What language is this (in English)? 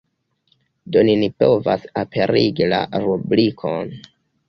Esperanto